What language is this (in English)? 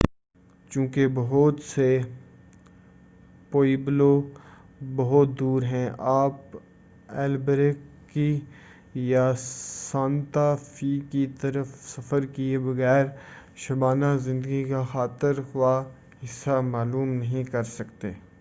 Urdu